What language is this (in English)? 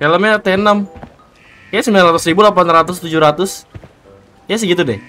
Indonesian